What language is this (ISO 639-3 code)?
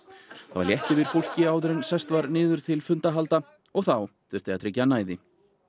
isl